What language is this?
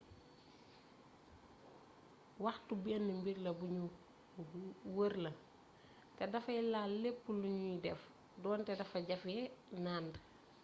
Wolof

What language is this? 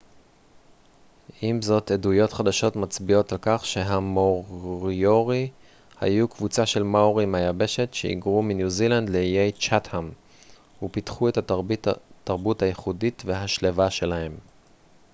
Hebrew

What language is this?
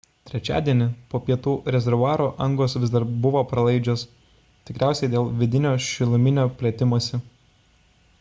Lithuanian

